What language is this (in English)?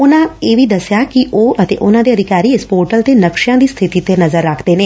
Punjabi